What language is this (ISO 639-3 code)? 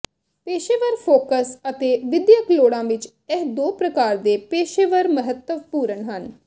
pan